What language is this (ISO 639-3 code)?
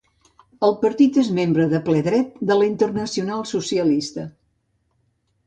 cat